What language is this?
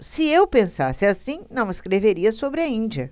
Portuguese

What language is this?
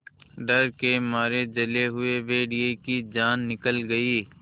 Hindi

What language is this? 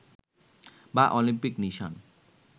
Bangla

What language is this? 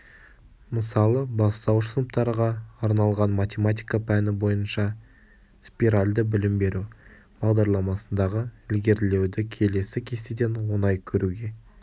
Kazakh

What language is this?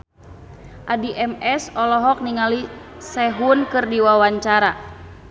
Sundanese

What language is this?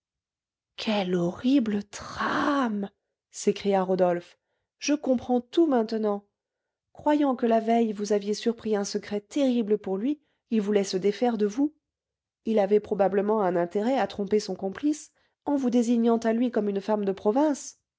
French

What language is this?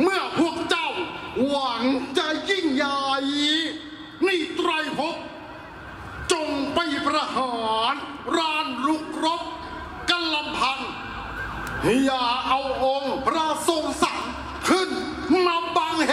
Thai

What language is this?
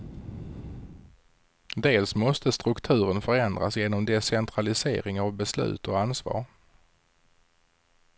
Swedish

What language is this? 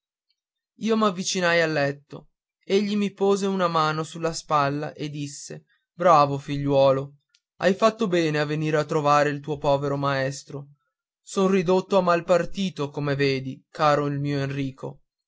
Italian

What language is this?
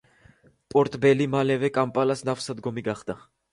Georgian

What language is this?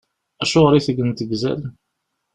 Kabyle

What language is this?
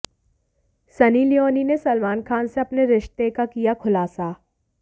Hindi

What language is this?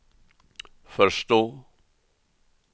Swedish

